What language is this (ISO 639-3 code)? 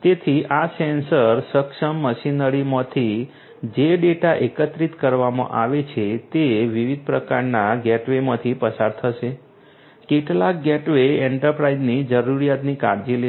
guj